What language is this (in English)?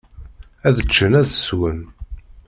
Kabyle